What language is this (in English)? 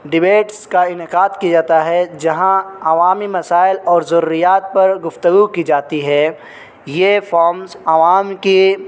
Urdu